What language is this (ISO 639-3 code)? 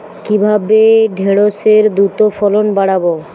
ben